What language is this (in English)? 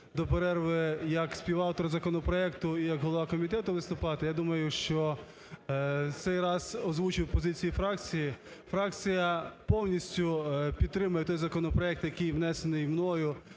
Ukrainian